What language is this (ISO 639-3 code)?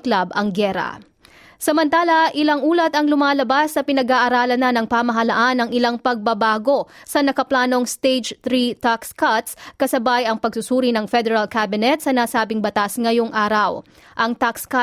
fil